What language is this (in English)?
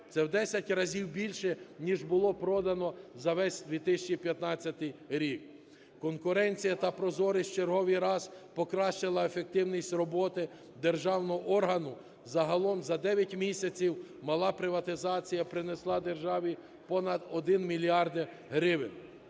Ukrainian